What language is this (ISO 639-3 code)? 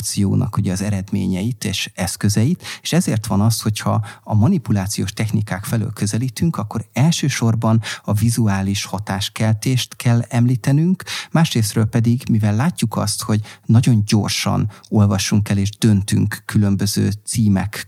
hun